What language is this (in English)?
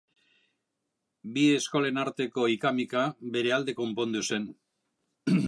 Basque